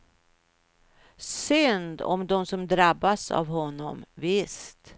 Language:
Swedish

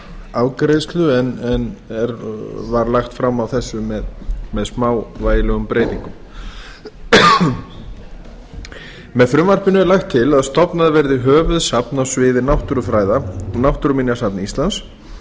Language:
Icelandic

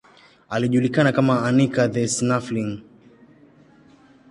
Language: Swahili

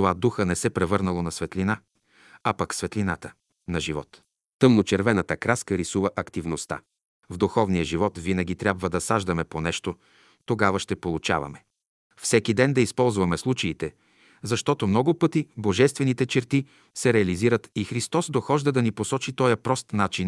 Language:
Bulgarian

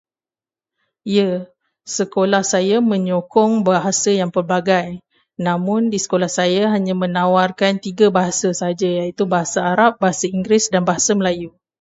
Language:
Malay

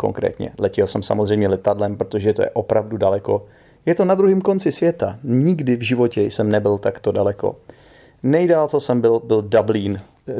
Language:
Czech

